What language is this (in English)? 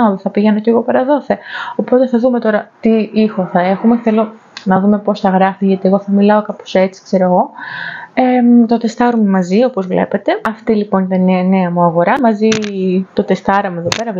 Greek